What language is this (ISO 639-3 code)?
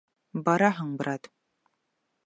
bak